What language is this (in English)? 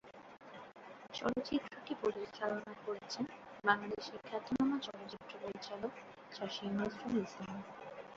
Bangla